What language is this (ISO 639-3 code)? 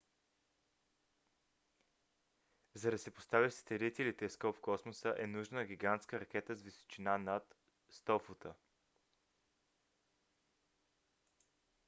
bul